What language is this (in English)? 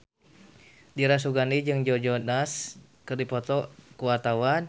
Sundanese